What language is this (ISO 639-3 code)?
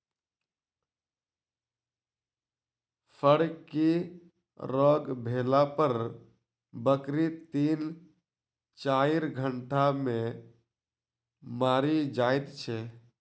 mai